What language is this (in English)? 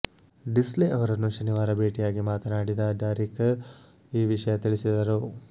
Kannada